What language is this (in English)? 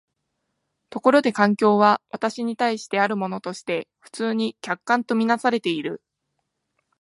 Japanese